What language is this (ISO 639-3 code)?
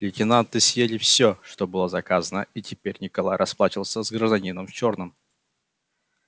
rus